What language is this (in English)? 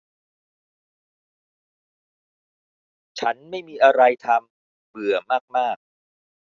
Thai